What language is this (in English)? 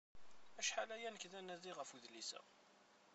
Kabyle